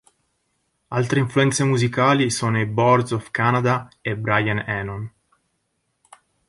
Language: Italian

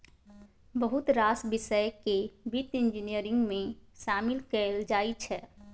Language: Maithili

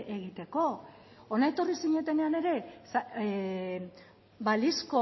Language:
Basque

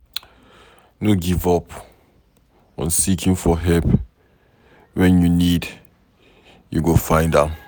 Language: Nigerian Pidgin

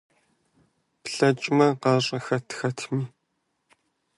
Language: Kabardian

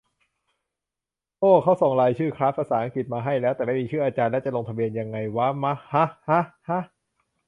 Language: Thai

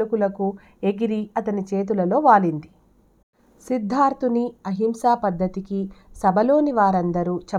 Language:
Telugu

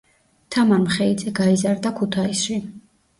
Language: Georgian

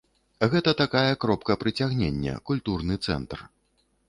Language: Belarusian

